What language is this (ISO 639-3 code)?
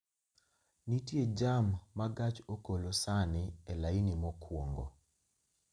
luo